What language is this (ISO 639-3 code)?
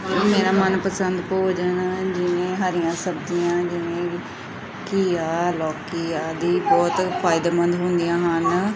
pan